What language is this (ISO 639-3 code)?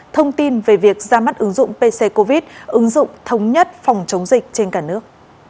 vie